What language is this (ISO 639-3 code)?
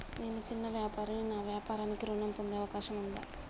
tel